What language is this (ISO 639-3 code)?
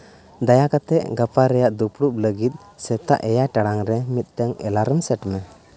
sat